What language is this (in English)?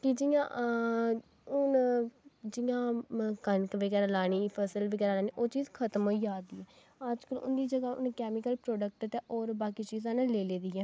Dogri